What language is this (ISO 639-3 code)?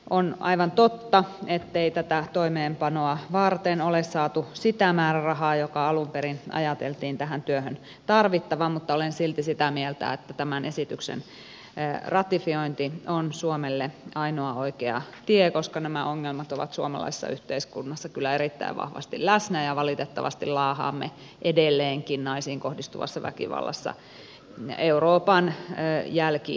fin